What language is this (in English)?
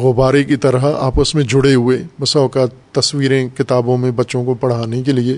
Urdu